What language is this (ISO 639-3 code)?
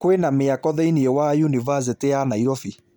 kik